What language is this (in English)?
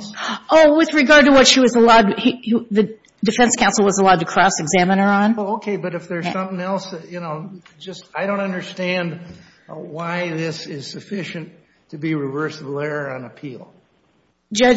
English